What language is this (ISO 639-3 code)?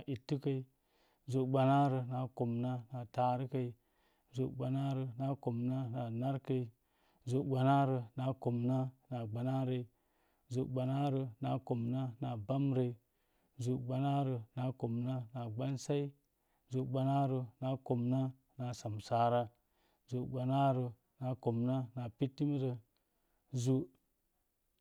ver